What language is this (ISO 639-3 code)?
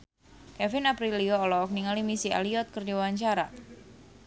sun